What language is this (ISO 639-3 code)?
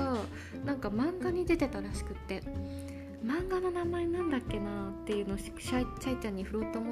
jpn